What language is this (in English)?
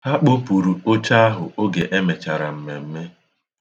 Igbo